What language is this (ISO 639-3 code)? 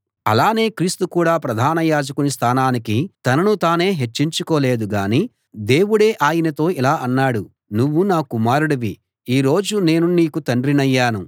tel